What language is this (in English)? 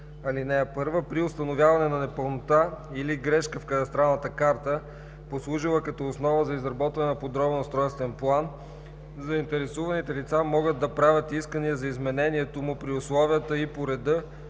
Bulgarian